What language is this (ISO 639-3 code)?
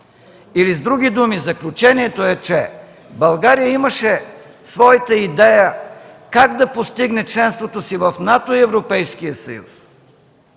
bul